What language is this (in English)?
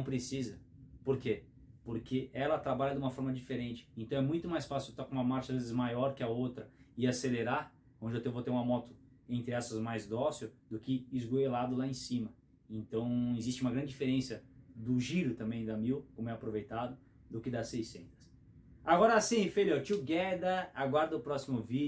Portuguese